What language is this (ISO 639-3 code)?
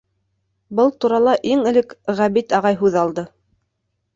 bak